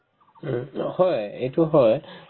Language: Assamese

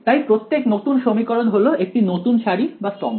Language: Bangla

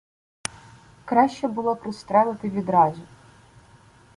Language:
Ukrainian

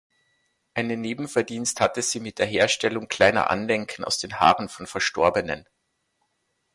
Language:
German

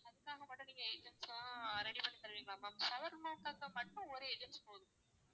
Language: Tamil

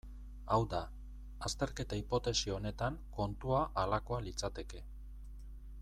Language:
Basque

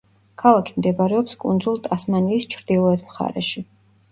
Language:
Georgian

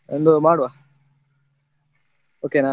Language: Kannada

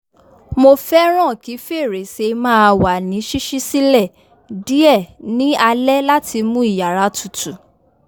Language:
Yoruba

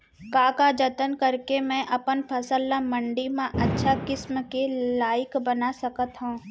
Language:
Chhattisgarhi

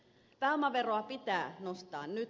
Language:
Finnish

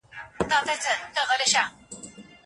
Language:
Pashto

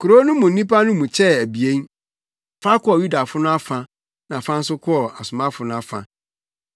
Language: Akan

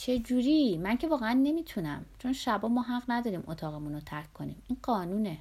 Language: Persian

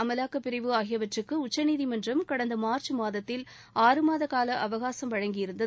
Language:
Tamil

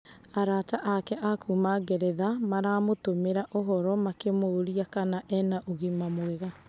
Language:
Kikuyu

